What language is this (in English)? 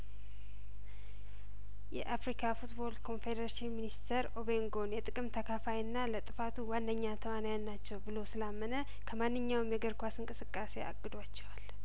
Amharic